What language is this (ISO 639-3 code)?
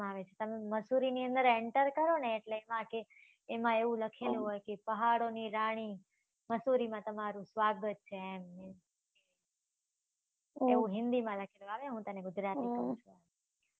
guj